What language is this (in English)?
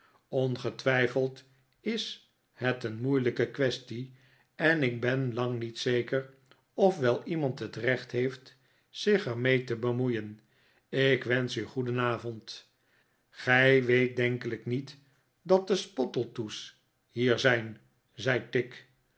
Dutch